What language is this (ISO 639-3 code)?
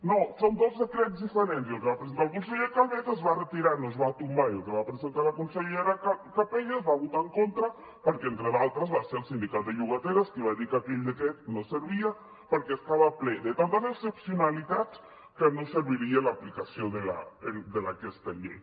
cat